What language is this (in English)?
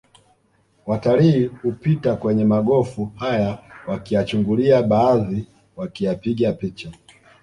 Swahili